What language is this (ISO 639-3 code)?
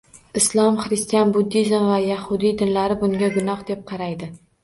uzb